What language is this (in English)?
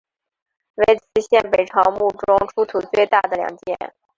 Chinese